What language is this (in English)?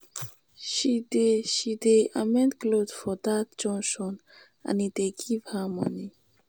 Nigerian Pidgin